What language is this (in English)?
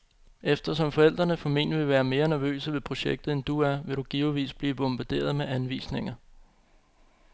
Danish